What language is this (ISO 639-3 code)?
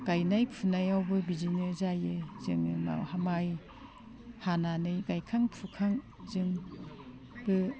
brx